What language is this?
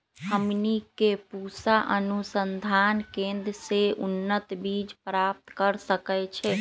Magahi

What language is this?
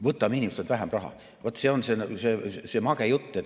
Estonian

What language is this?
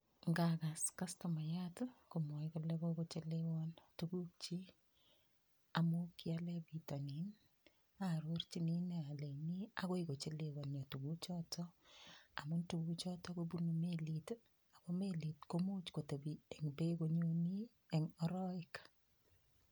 Kalenjin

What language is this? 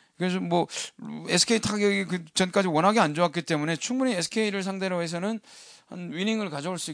Korean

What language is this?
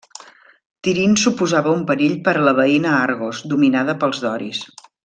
Catalan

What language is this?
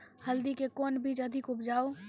Maithili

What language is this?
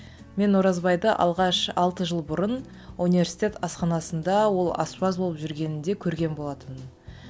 Kazakh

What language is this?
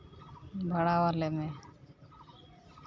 Santali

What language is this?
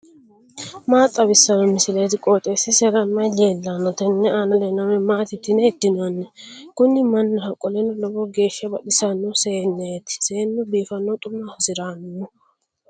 Sidamo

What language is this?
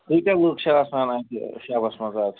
Kashmiri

